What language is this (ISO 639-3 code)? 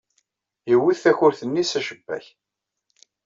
kab